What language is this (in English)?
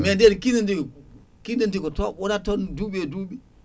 Fula